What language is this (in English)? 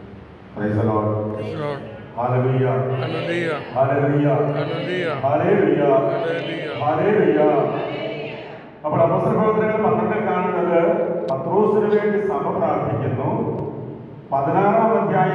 Arabic